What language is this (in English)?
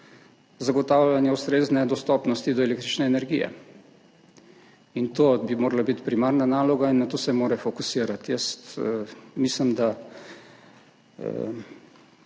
Slovenian